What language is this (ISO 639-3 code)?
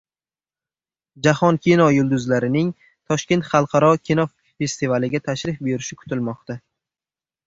uzb